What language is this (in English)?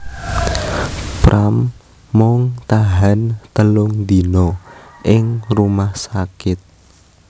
Javanese